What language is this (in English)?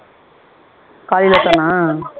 Tamil